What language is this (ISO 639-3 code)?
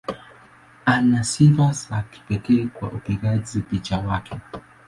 swa